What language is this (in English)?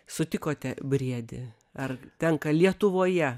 Lithuanian